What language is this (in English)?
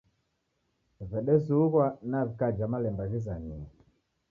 Taita